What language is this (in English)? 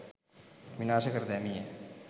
Sinhala